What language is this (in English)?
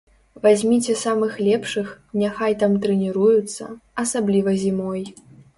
Belarusian